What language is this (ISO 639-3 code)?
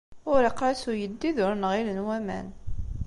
kab